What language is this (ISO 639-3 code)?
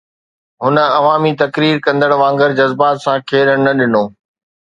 snd